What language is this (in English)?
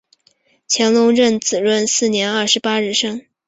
Chinese